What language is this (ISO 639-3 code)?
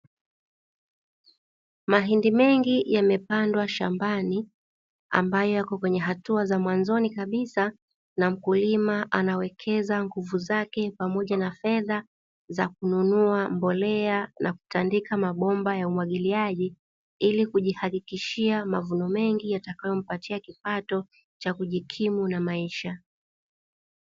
swa